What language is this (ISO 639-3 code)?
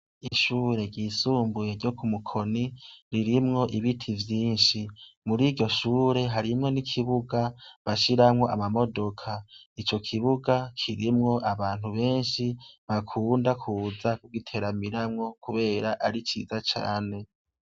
run